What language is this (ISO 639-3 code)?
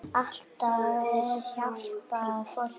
isl